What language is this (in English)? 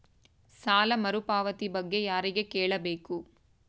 Kannada